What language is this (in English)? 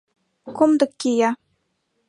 Mari